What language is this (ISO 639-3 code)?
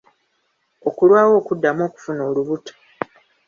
lug